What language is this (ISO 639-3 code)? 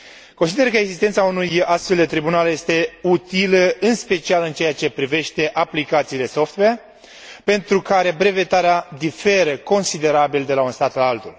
ron